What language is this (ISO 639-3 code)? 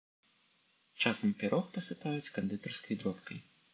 bel